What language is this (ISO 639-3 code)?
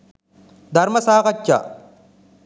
sin